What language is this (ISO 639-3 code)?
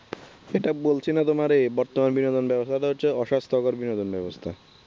ben